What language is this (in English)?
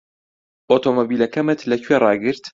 Central Kurdish